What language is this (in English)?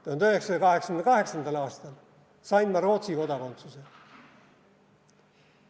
Estonian